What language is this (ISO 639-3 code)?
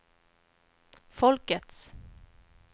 swe